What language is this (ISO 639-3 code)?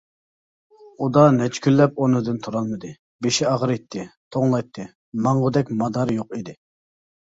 uig